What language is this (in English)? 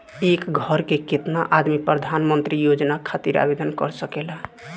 Bhojpuri